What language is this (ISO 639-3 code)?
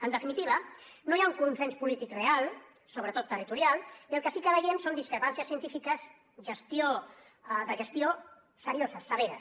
cat